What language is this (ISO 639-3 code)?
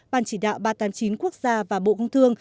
vie